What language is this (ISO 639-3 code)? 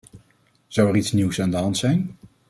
nld